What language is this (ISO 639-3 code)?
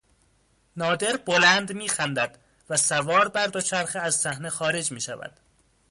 fas